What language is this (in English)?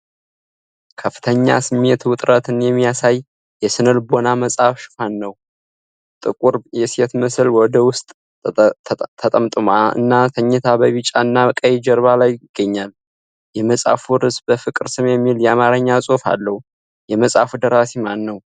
Amharic